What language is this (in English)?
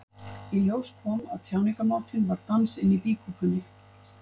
Icelandic